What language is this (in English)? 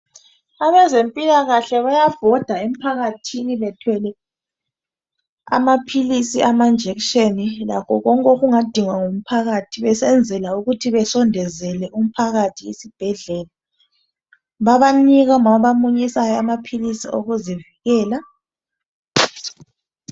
North Ndebele